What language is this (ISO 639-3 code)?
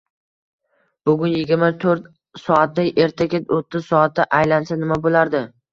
uzb